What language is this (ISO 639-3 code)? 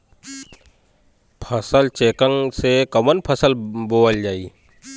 bho